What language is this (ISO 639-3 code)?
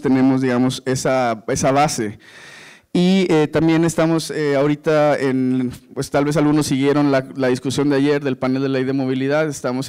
spa